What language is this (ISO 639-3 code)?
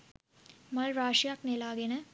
sin